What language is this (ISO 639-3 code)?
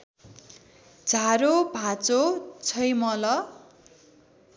nep